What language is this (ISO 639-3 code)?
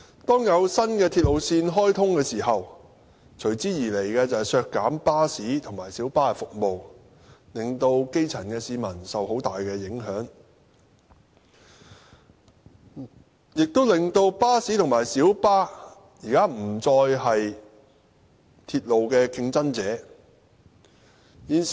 yue